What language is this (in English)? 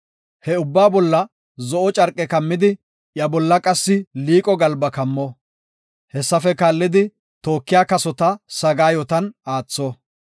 Gofa